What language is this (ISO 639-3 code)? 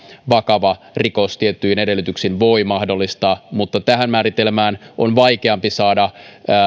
fin